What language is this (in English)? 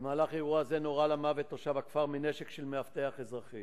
Hebrew